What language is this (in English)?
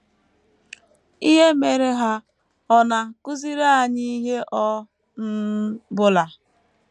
Igbo